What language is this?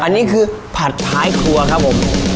Thai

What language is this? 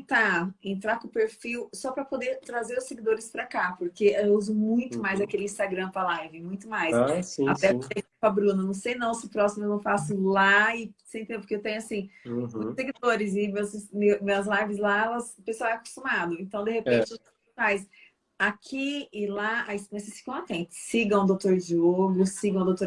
Portuguese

